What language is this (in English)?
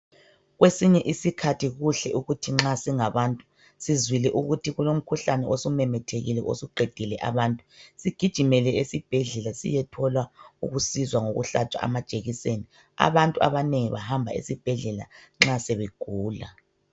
North Ndebele